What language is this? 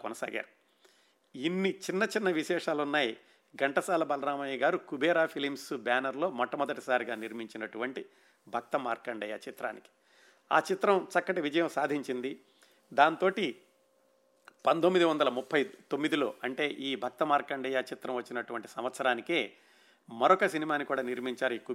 Telugu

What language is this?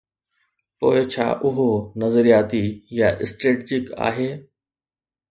Sindhi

